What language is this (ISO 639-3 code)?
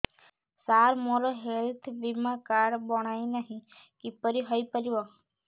ori